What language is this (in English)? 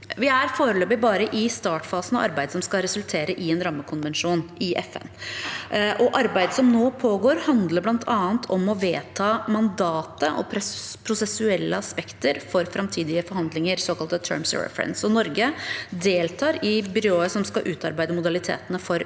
Norwegian